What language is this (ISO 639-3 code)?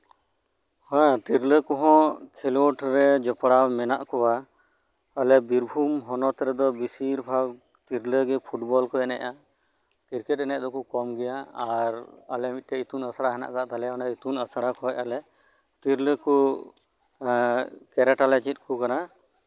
sat